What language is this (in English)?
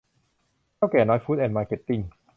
Thai